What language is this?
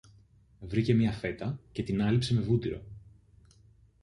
Greek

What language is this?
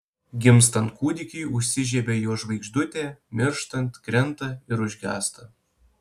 Lithuanian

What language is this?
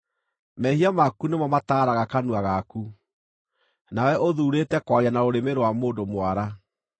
Kikuyu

